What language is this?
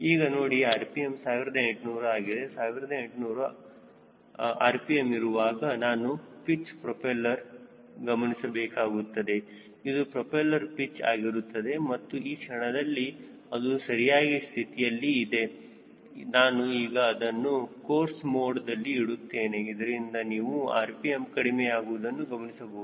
Kannada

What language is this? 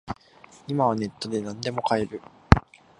Japanese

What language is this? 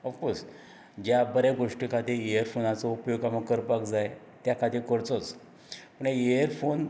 Konkani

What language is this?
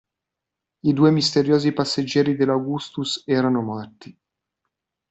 Italian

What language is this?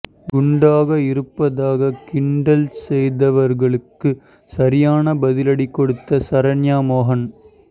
Tamil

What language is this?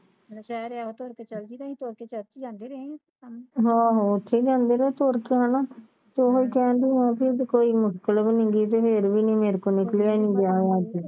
Punjabi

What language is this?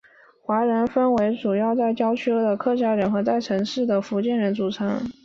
Chinese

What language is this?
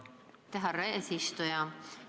Estonian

